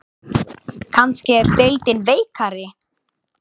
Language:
Icelandic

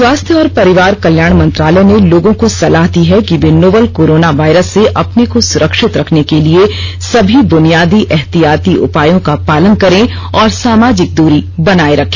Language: Hindi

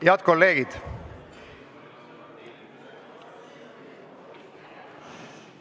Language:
Estonian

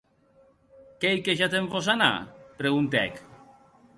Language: Occitan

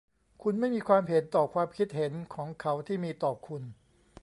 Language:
Thai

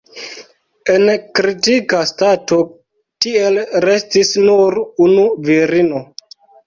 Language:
Esperanto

